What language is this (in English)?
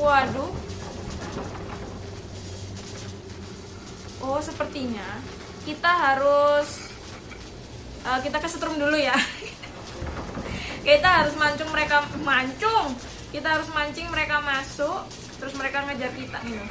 Indonesian